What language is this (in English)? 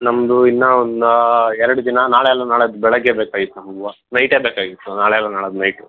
Kannada